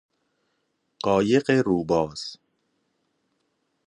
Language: Persian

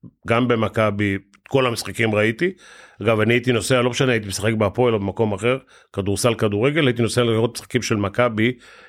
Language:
Hebrew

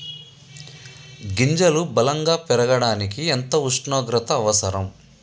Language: Telugu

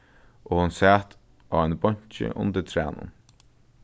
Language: Faroese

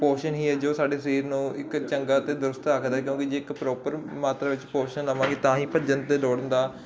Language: Punjabi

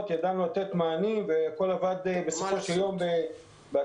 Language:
Hebrew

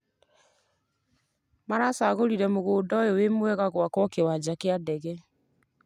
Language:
Kikuyu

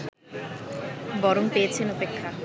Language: Bangla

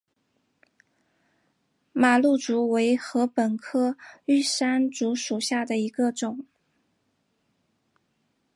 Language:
Chinese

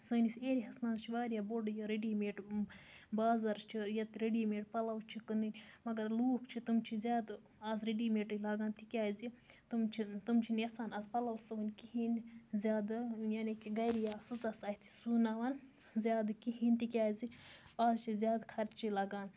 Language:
Kashmiri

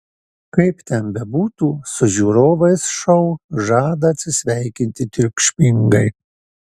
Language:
Lithuanian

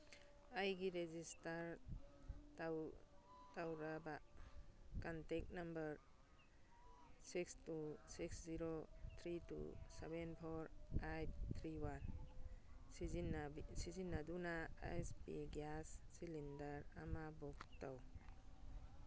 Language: Manipuri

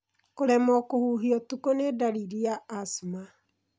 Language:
Kikuyu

